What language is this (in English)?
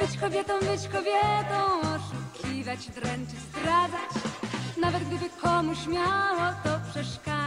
Polish